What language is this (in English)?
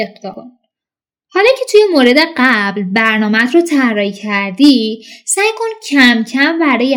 Persian